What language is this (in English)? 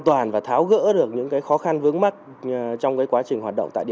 Vietnamese